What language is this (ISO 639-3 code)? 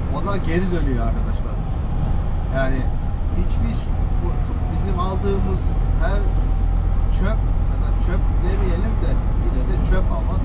tur